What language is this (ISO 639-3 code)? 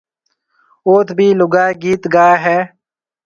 mve